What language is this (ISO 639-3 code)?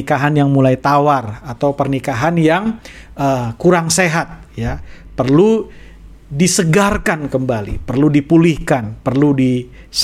ind